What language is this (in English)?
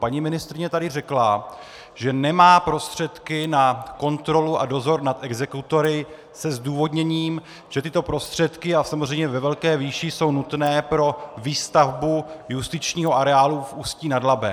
Czech